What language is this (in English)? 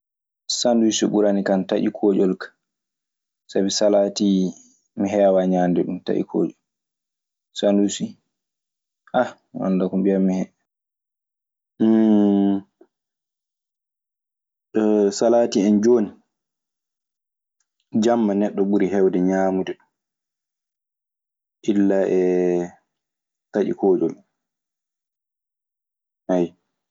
Maasina Fulfulde